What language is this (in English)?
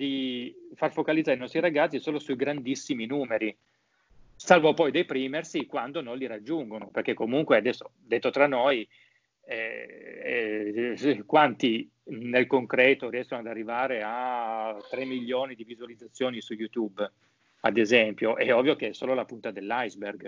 Italian